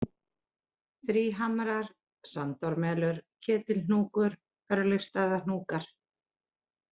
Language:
Icelandic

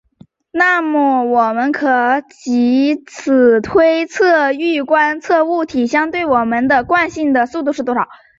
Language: Chinese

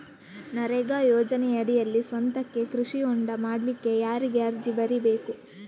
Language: Kannada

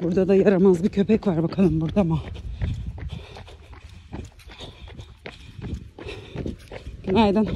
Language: Turkish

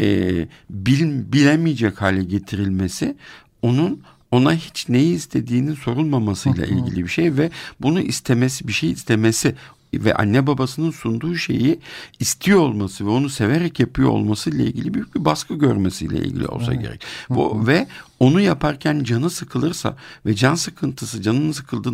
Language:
Turkish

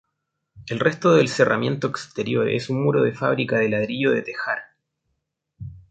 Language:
Spanish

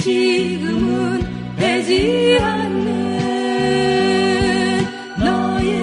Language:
Korean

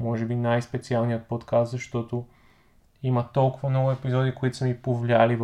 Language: Bulgarian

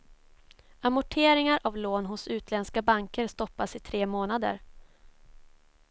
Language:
Swedish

